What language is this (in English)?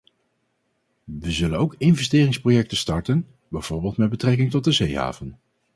Dutch